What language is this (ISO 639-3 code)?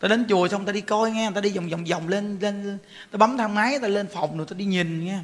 vie